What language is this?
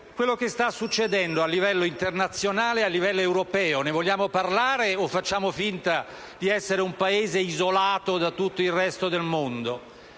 Italian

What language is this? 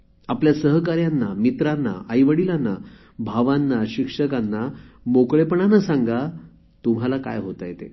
Marathi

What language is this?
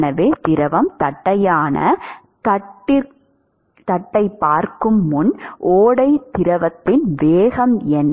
Tamil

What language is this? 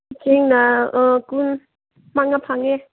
Manipuri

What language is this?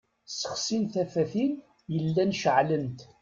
Kabyle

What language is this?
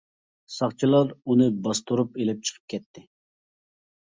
Uyghur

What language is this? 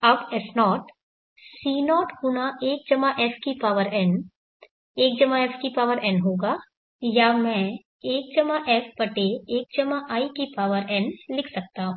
Hindi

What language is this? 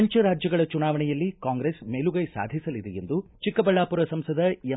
Kannada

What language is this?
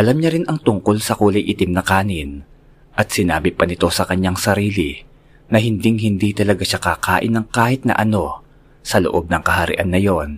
Filipino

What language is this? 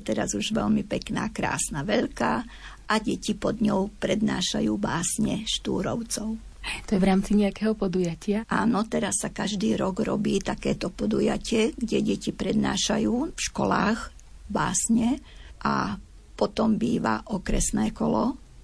Slovak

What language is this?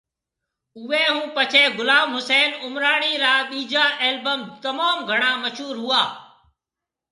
Marwari (Pakistan)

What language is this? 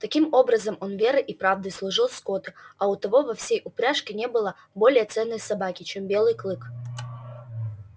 Russian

